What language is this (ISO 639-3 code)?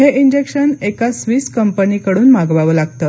mar